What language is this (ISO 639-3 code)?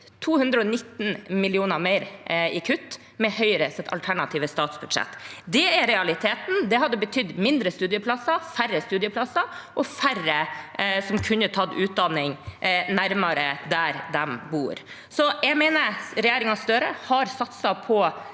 nor